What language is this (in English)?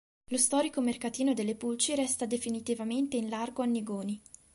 Italian